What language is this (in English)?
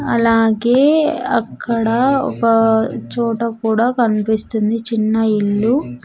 Telugu